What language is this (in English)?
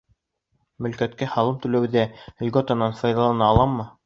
Bashkir